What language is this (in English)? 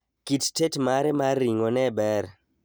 Luo (Kenya and Tanzania)